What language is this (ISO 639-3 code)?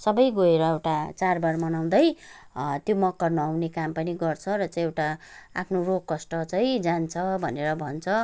nep